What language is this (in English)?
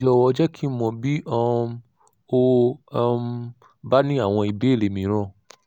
Yoruba